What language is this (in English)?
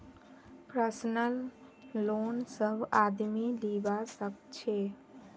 Magahi